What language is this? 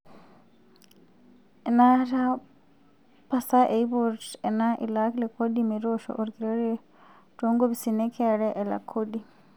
Masai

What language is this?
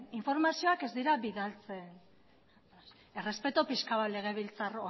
Basque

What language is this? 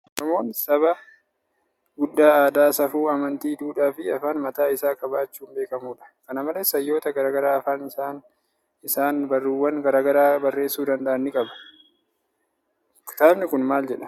Oromo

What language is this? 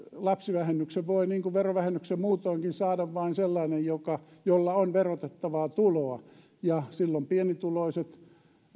Finnish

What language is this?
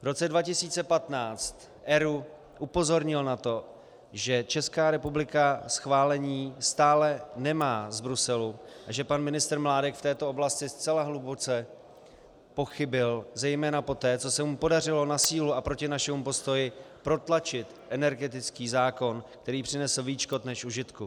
Czech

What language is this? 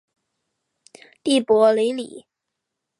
Chinese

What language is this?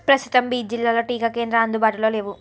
Telugu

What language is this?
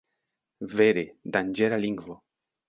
Esperanto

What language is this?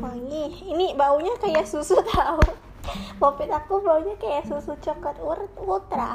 Indonesian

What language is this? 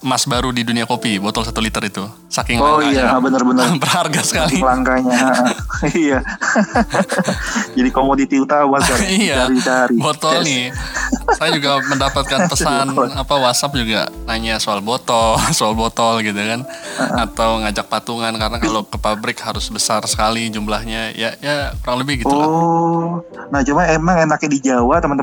Indonesian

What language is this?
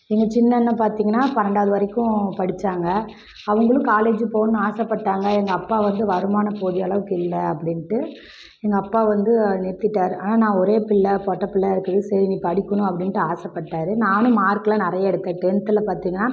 Tamil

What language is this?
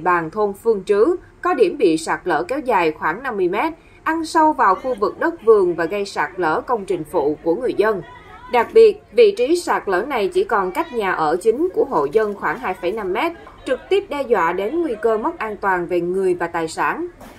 Vietnamese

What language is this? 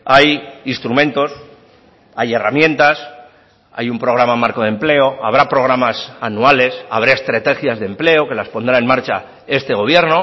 Spanish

